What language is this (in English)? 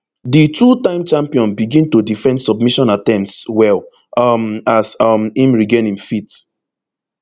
Nigerian Pidgin